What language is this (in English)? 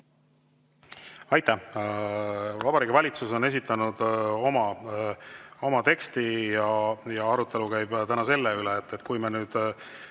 Estonian